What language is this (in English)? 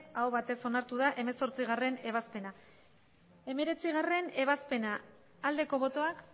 Basque